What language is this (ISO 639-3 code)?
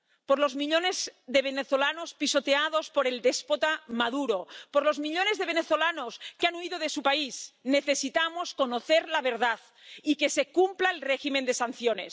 spa